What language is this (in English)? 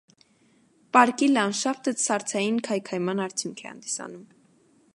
Armenian